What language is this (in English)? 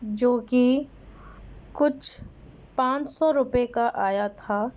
Urdu